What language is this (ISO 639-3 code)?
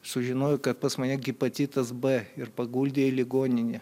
lit